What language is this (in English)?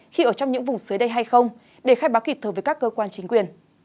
Vietnamese